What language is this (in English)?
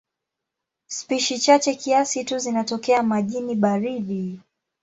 Swahili